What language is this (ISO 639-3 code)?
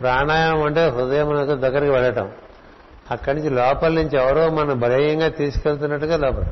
tel